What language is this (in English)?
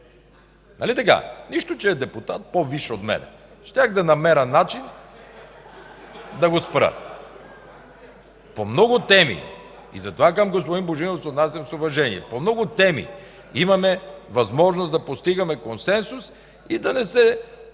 Bulgarian